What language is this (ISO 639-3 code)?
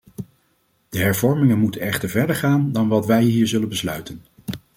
nld